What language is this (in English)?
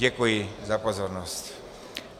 Czech